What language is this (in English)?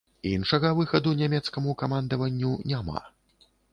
Belarusian